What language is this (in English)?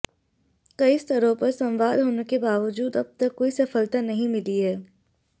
Hindi